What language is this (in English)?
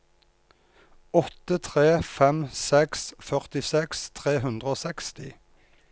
Norwegian